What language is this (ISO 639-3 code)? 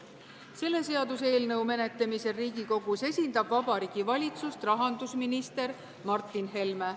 est